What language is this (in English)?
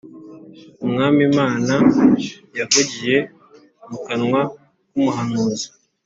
Kinyarwanda